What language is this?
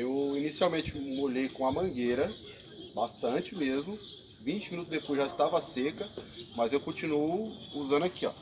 Portuguese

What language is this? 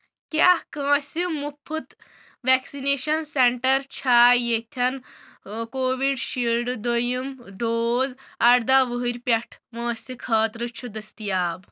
Kashmiri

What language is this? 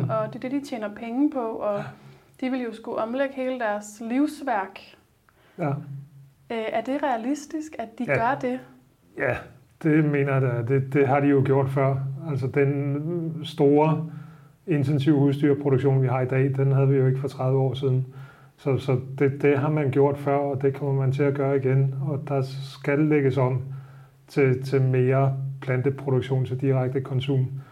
Danish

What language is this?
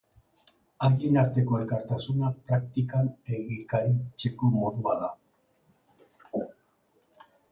Basque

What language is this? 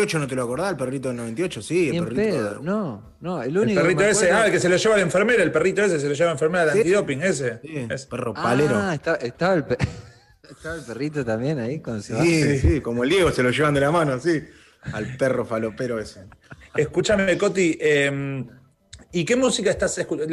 Spanish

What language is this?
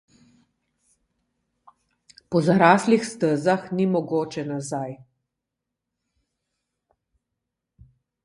Slovenian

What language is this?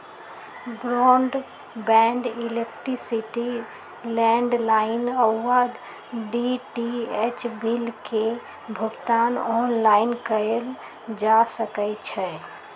Magahi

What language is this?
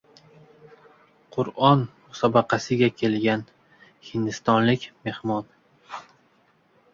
Uzbek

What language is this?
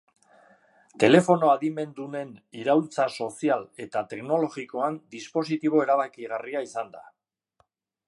Basque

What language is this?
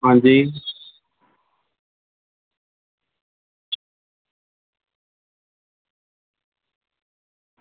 Dogri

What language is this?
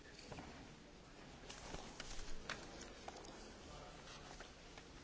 Romanian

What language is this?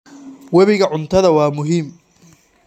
Somali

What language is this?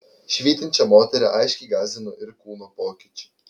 Lithuanian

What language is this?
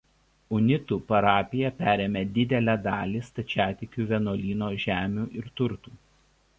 Lithuanian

